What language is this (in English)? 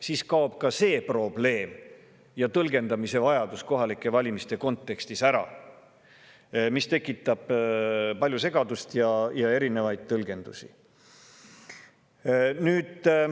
Estonian